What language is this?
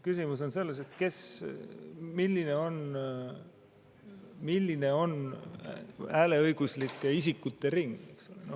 Estonian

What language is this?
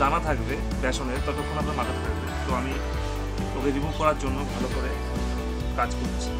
Bangla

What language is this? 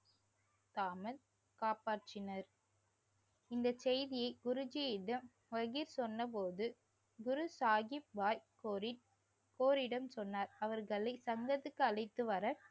Tamil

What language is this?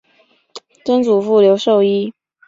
Chinese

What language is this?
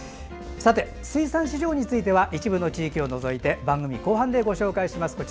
Japanese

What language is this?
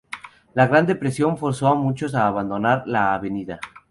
Spanish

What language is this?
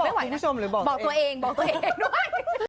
Thai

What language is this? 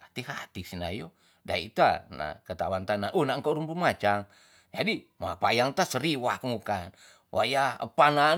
Tonsea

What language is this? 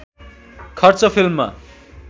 Nepali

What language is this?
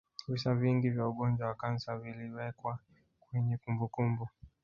Swahili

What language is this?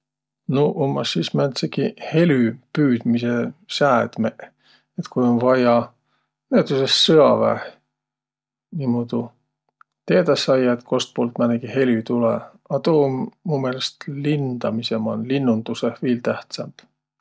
Võro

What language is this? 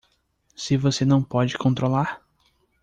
Portuguese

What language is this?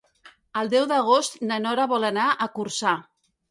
Catalan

